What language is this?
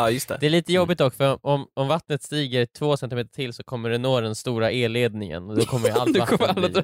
Swedish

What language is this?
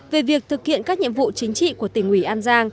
Vietnamese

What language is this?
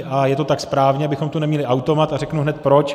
Czech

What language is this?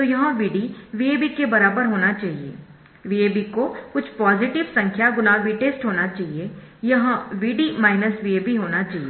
Hindi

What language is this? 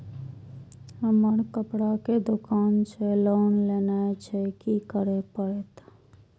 Maithili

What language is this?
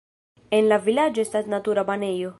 Esperanto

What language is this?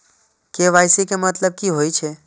Maithili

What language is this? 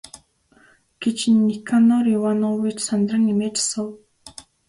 Mongolian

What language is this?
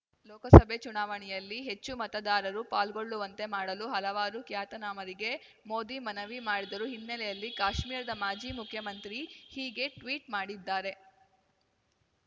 Kannada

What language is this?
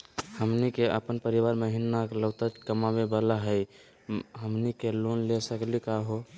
Magahi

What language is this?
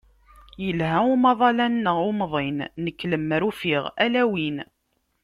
Kabyle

